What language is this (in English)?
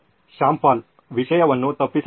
Kannada